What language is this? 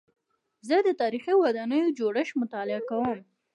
Pashto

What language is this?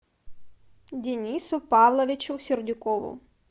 Russian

